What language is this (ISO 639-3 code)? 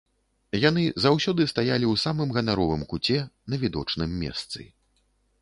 bel